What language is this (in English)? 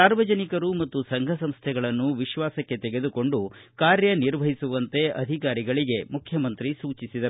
Kannada